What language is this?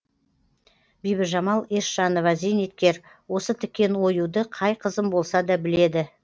Kazakh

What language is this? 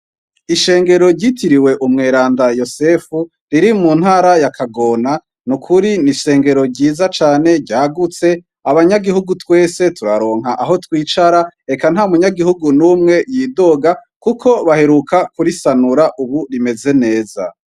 Rundi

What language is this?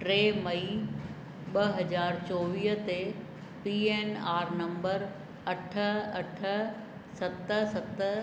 Sindhi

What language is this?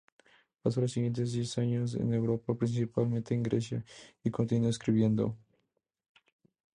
Spanish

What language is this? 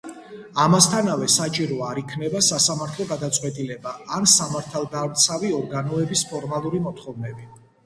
Georgian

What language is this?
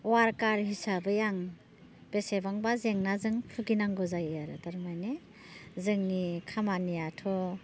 Bodo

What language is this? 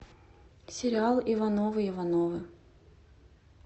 Russian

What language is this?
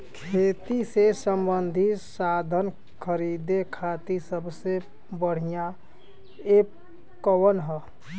Bhojpuri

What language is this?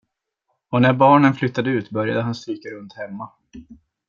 Swedish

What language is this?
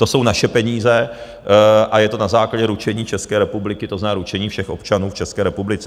Czech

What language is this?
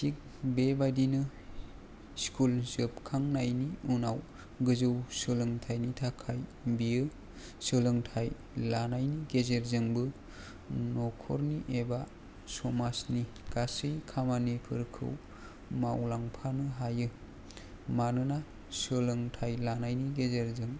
Bodo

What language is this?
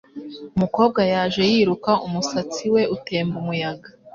Kinyarwanda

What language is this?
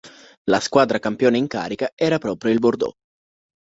Italian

